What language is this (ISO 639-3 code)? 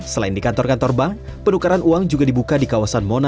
ind